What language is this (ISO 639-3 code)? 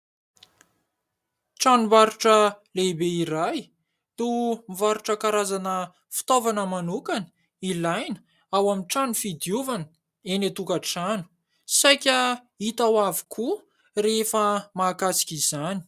mlg